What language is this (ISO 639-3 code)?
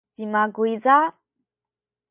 szy